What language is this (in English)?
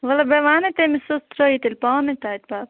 Kashmiri